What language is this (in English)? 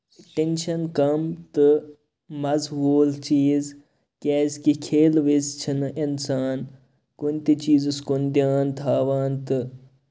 Kashmiri